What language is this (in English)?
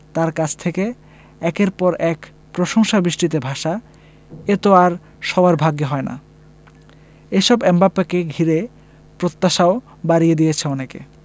Bangla